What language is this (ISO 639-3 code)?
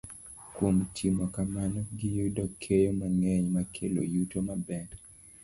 luo